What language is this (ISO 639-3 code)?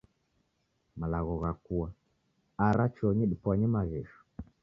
dav